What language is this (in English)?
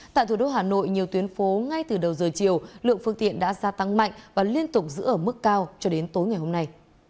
Vietnamese